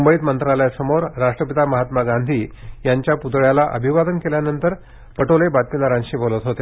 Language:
Marathi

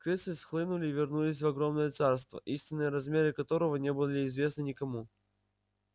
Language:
Russian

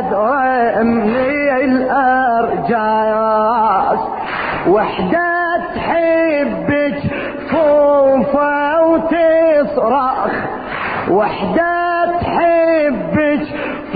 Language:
Arabic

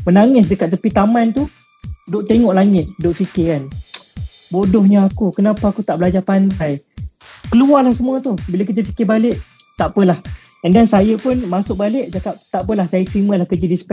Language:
Malay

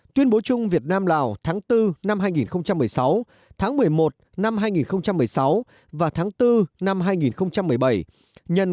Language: Vietnamese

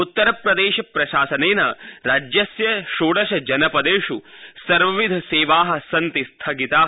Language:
Sanskrit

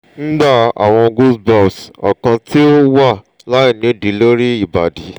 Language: Yoruba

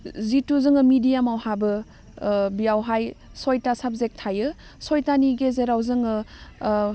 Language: Bodo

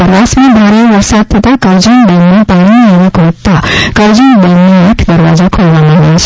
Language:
Gujarati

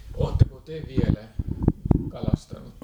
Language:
Finnish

